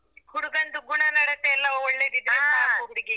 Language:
Kannada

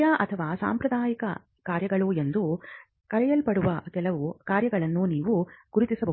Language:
Kannada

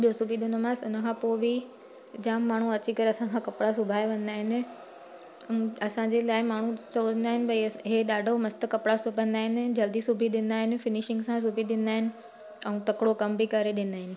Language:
Sindhi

